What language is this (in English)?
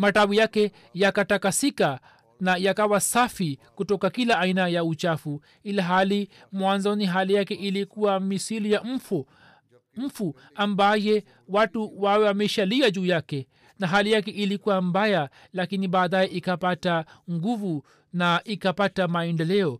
Swahili